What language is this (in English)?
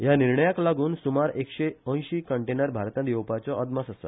Konkani